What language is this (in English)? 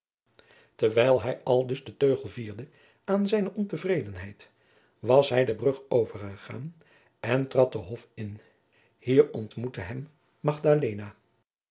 Dutch